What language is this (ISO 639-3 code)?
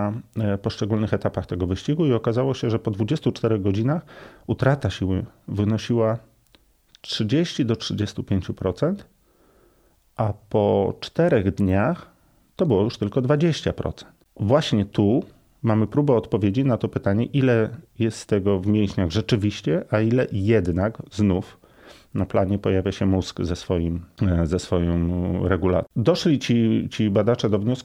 pol